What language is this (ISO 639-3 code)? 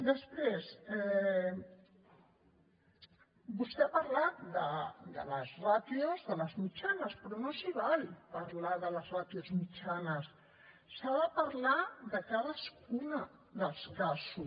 cat